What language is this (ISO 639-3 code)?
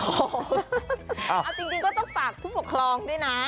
tha